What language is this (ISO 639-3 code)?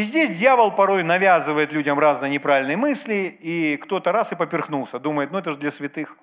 rus